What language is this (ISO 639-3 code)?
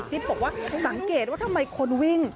tha